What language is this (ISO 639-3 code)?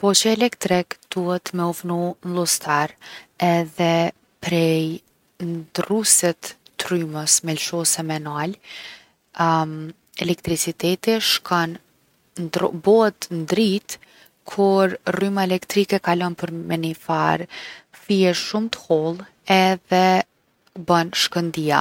aln